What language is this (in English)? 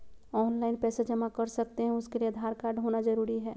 Magahi